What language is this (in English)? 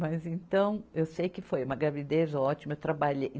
Portuguese